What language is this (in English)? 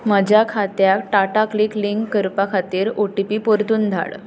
Konkani